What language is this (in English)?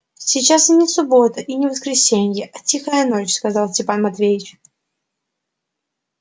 Russian